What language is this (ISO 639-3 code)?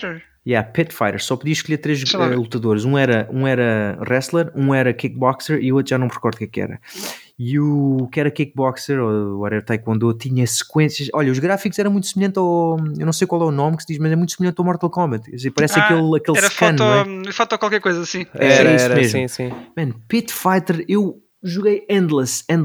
por